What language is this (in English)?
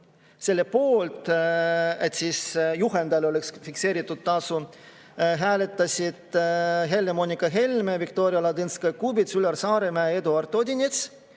Estonian